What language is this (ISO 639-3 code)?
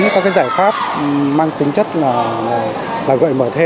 vie